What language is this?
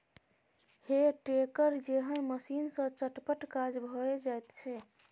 Maithili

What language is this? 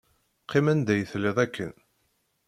Kabyle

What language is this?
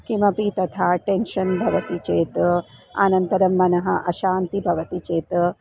Sanskrit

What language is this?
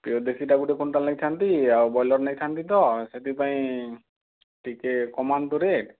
Odia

